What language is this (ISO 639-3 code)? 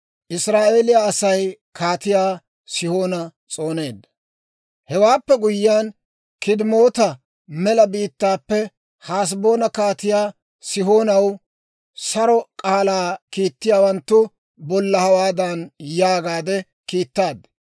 dwr